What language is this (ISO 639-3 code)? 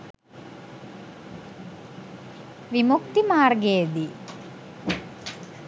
sin